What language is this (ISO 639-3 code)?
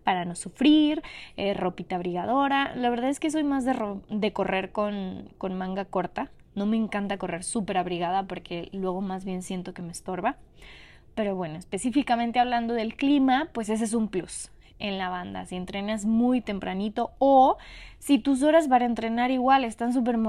spa